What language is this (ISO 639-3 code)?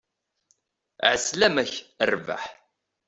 kab